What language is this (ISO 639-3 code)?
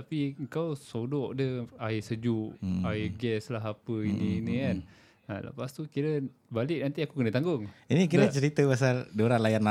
msa